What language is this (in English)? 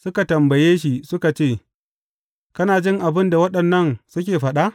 Hausa